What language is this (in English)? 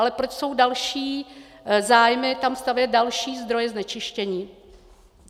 Czech